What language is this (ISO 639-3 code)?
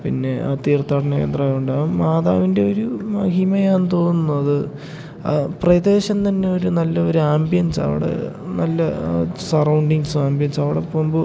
mal